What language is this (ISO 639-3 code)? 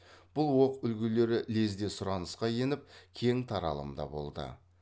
kaz